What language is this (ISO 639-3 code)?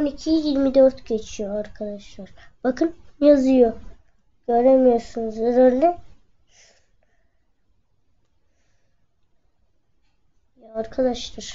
tur